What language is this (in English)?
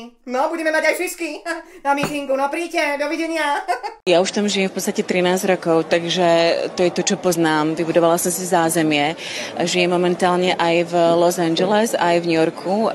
Slovak